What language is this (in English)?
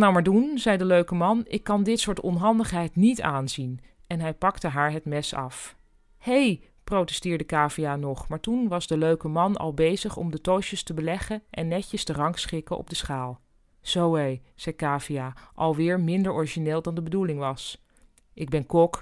Dutch